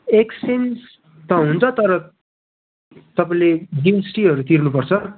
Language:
Nepali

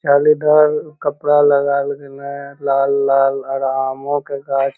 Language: Magahi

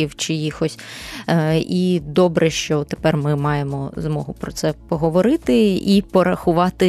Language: Ukrainian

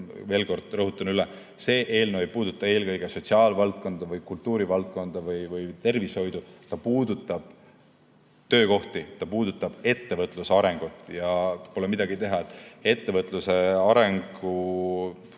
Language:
Estonian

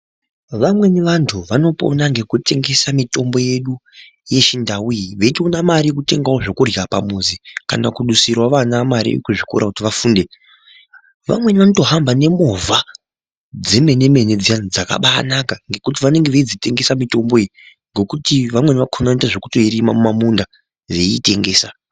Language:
Ndau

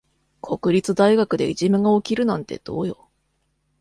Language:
Japanese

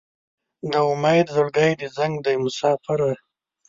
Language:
Pashto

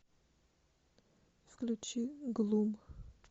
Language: Russian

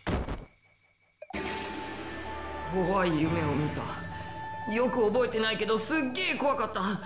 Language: Japanese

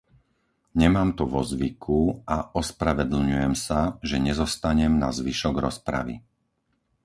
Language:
Slovak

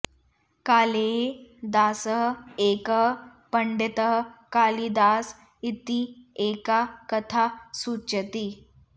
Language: Sanskrit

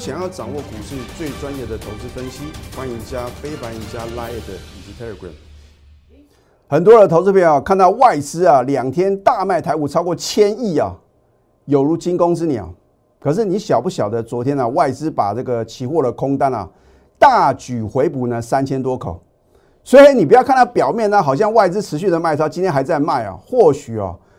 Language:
Chinese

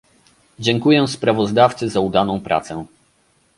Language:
Polish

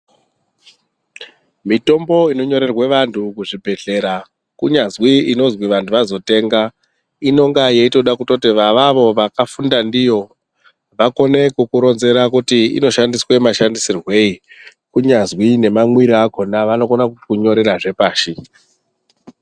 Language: Ndau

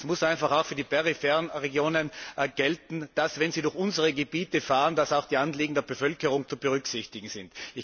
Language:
German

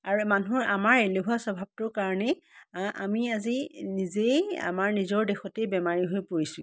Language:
Assamese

